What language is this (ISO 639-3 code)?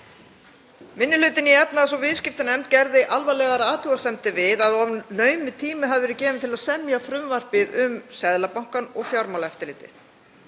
isl